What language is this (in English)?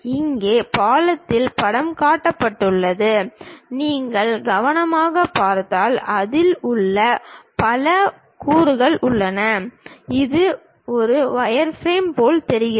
Tamil